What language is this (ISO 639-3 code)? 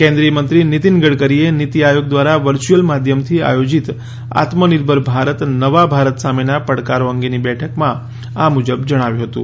guj